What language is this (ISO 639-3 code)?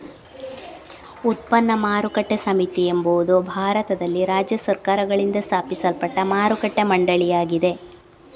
kan